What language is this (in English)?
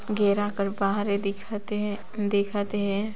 Sadri